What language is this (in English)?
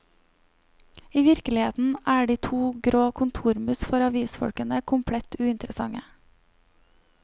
Norwegian